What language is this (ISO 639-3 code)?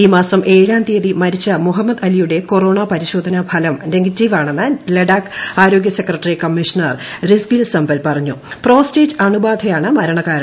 mal